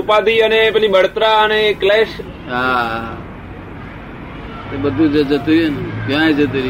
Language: Gujarati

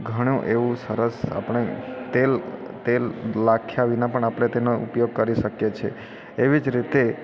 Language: Gujarati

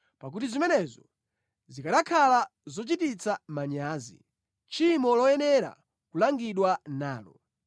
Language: Nyanja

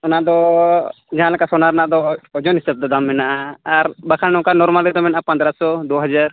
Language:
Santali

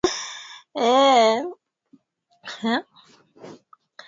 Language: Swahili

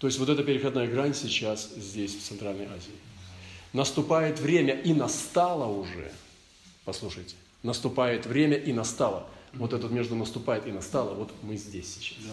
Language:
Russian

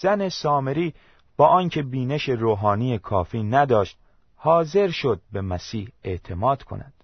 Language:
Persian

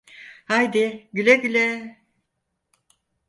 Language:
Turkish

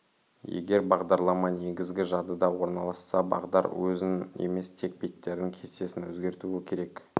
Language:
Kazakh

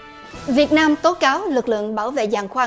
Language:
Vietnamese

